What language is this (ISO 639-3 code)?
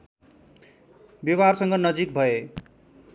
nep